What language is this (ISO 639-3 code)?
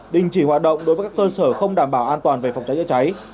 vie